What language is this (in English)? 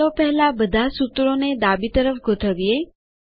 Gujarati